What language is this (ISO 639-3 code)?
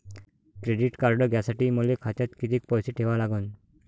mar